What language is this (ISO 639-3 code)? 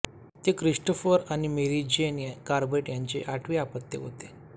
mar